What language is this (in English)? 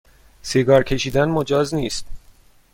Persian